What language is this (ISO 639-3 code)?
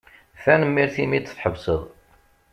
kab